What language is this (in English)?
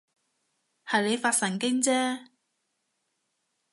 Cantonese